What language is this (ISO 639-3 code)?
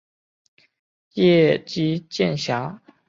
zho